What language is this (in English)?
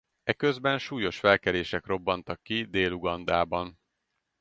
Hungarian